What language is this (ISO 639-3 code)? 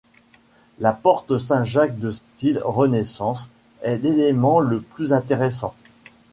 fra